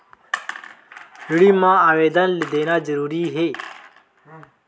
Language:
Chhattisgarhi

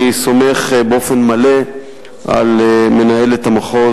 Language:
Hebrew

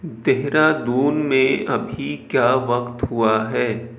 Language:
Urdu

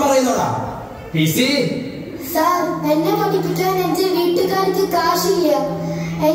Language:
Malayalam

